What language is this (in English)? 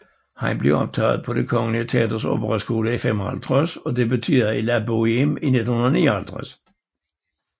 Danish